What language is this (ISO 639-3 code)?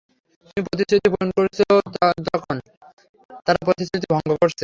ben